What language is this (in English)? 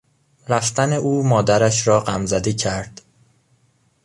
Persian